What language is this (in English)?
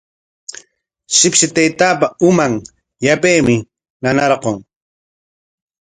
Corongo Ancash Quechua